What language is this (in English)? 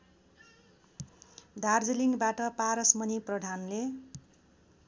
Nepali